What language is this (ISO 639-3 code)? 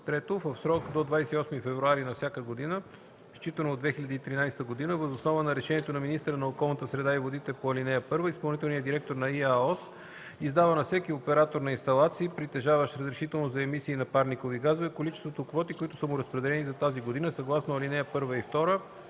bul